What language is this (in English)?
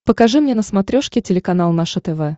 Russian